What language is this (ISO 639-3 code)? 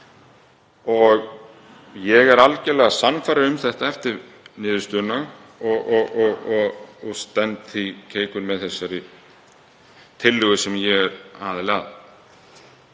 isl